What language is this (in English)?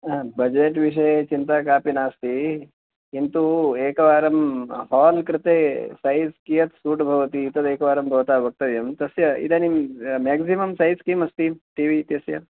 Sanskrit